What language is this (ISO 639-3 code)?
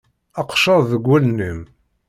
kab